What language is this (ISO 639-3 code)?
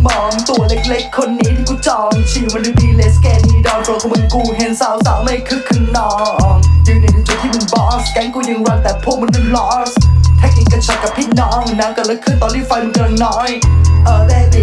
vie